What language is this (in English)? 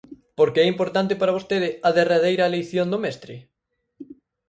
Galician